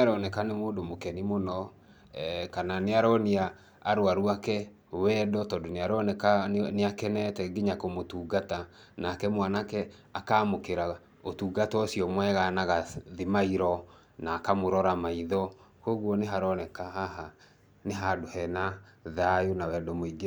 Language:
Kikuyu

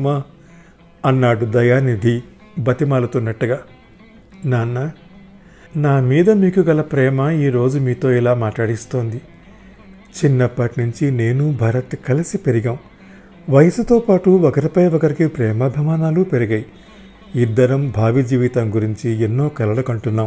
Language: Telugu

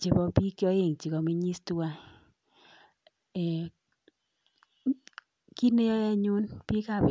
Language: Kalenjin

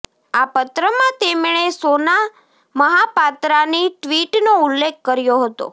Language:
Gujarati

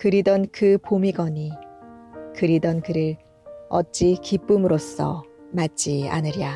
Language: Korean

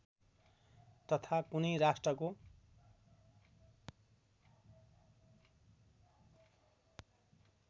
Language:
Nepali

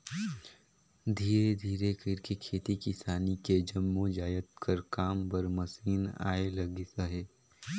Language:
Chhattisgarhi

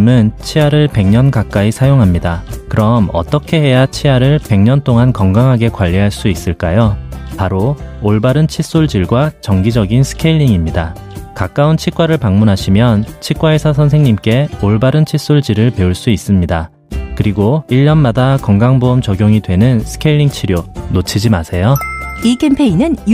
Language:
Korean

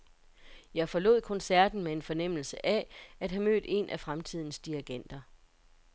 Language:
Danish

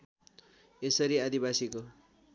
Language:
Nepali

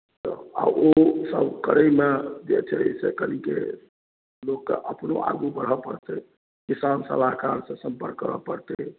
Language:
Maithili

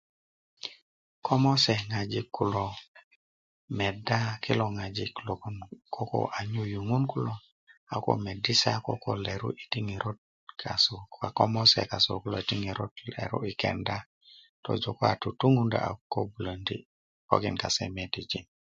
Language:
Kuku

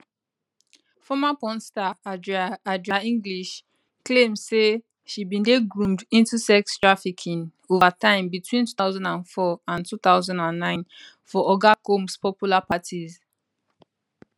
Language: Nigerian Pidgin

